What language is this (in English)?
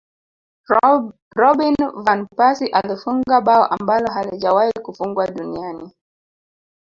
Swahili